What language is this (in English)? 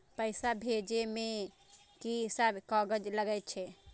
Maithili